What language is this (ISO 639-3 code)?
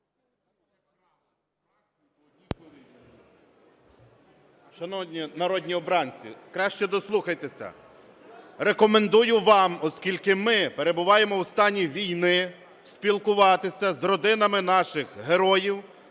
ukr